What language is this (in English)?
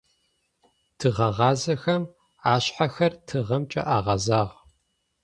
Adyghe